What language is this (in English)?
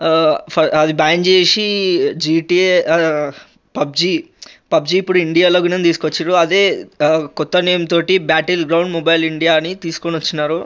Telugu